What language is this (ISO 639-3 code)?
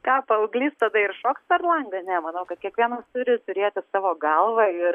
lit